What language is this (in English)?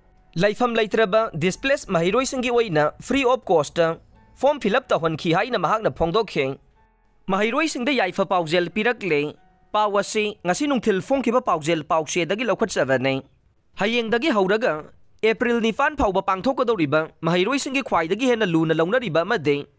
Filipino